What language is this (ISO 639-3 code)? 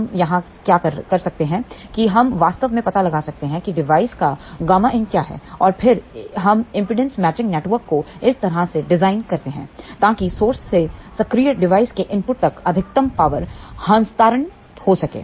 hin